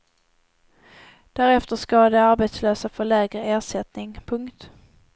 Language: Swedish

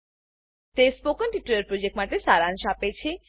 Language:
Gujarati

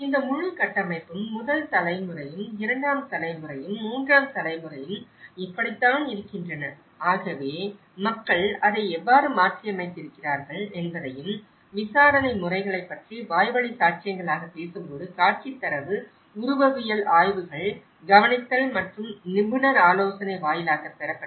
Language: Tamil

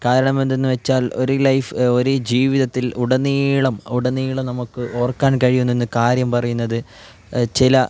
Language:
Malayalam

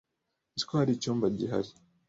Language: Kinyarwanda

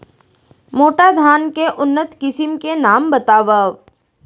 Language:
Chhattisgarhi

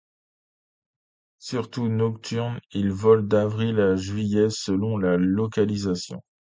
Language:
French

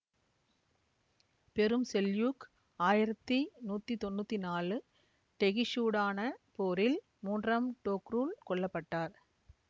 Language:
Tamil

